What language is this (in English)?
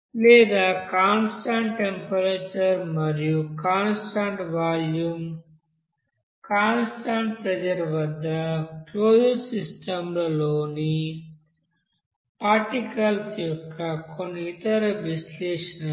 Telugu